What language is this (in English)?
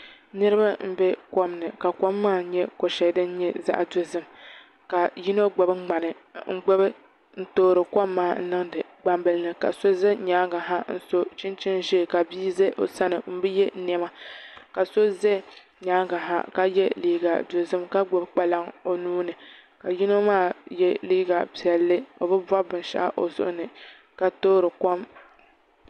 Dagbani